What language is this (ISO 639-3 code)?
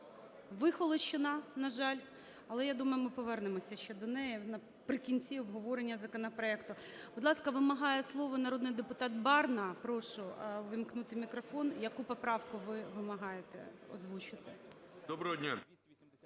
ukr